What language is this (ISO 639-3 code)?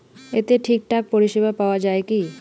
ben